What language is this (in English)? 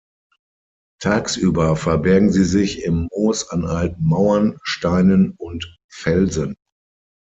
German